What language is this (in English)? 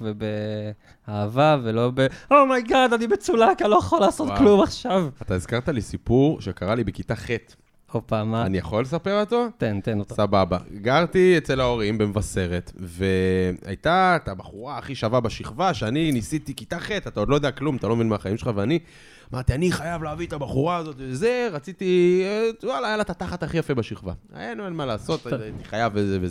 Hebrew